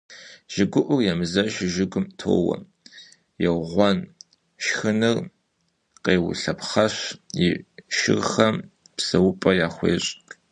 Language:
Kabardian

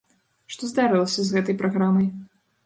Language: Belarusian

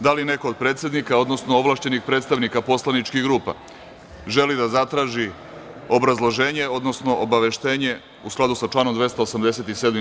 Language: Serbian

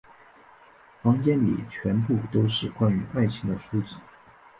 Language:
Chinese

